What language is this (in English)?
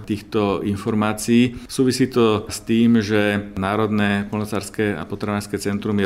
Slovak